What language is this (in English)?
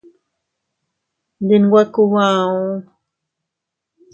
Teutila Cuicatec